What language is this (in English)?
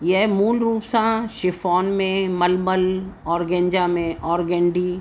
Sindhi